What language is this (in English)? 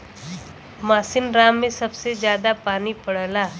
Bhojpuri